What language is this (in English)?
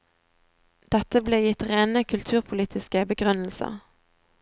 Norwegian